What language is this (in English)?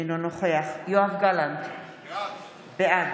Hebrew